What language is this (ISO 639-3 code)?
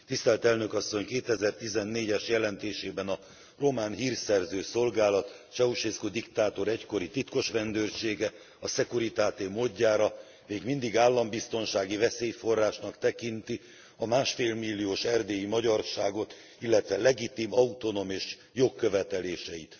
hun